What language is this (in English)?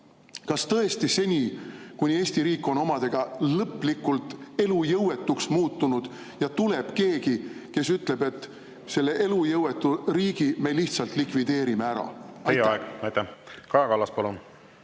Estonian